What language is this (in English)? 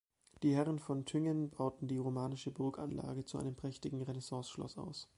German